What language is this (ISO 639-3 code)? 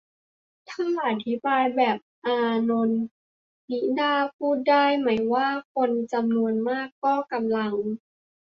tha